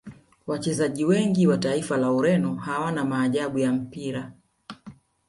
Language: Swahili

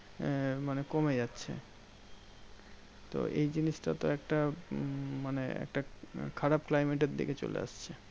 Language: Bangla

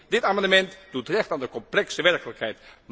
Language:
Dutch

